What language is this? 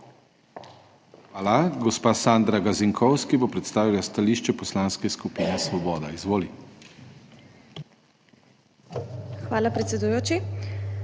Slovenian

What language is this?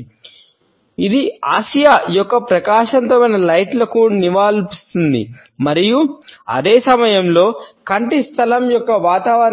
Telugu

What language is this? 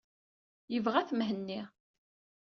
Kabyle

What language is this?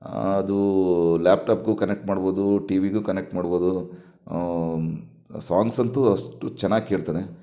Kannada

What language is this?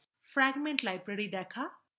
Bangla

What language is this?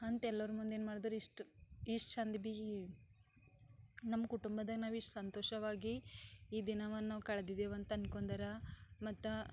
Kannada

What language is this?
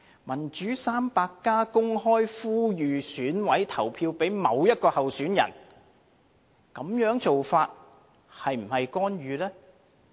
Cantonese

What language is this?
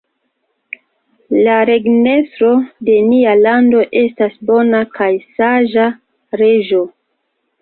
Esperanto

